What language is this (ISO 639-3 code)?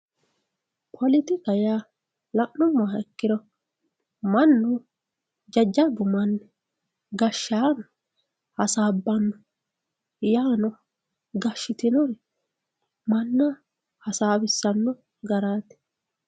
sid